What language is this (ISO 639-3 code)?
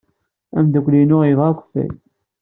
kab